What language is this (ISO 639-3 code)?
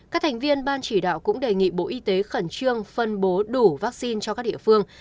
vie